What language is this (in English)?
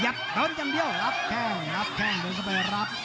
Thai